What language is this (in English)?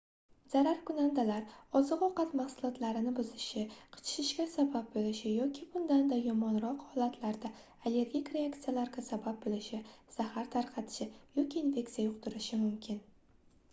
Uzbek